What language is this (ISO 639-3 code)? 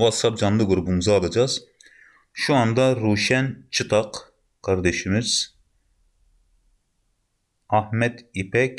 tur